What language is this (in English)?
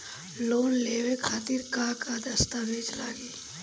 Bhojpuri